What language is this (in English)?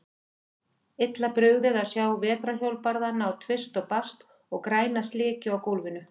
Icelandic